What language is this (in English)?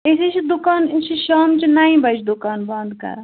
Kashmiri